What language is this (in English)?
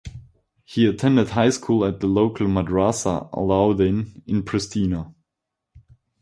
English